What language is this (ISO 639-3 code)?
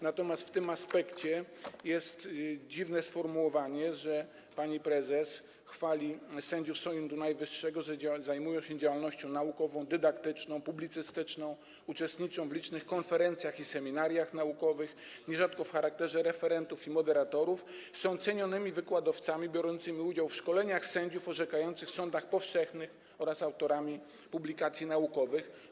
pol